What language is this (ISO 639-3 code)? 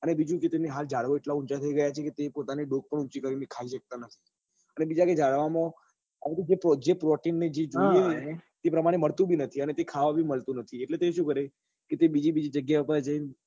guj